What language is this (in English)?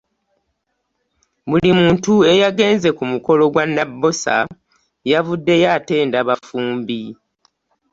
Ganda